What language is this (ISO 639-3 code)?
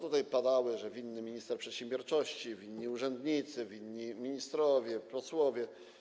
pol